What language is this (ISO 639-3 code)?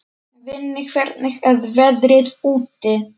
isl